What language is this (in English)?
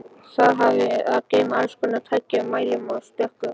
Icelandic